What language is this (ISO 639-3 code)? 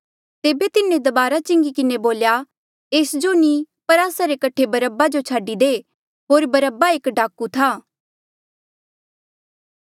mjl